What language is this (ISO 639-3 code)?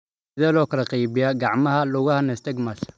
som